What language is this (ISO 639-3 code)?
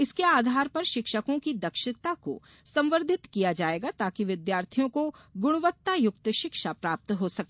hin